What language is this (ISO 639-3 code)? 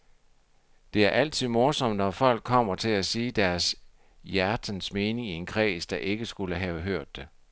dan